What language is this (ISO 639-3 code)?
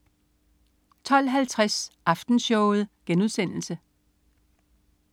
dan